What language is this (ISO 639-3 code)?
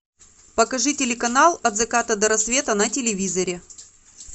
rus